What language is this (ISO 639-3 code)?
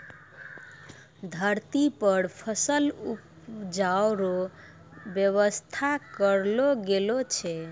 mai